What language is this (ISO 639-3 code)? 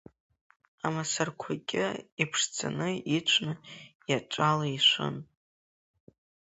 abk